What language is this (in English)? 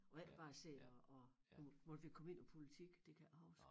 Danish